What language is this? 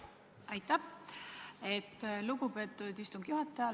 Estonian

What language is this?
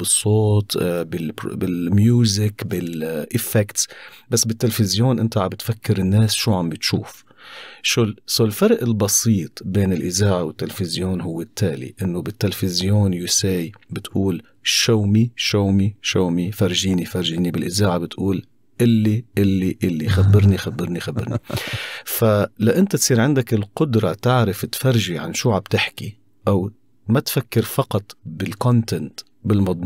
Arabic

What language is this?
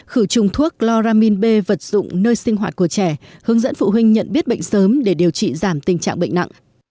Vietnamese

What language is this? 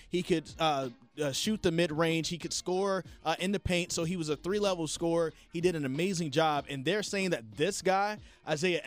English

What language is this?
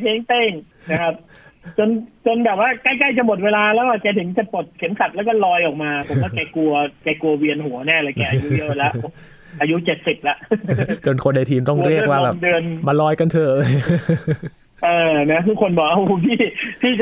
Thai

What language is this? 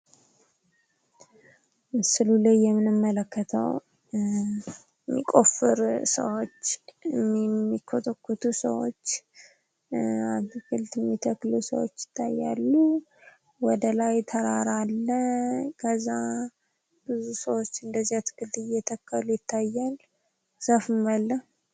Amharic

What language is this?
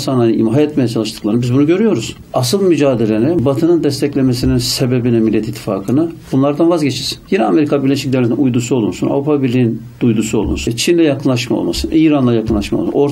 Turkish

